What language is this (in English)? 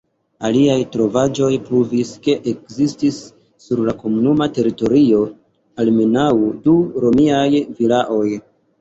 Esperanto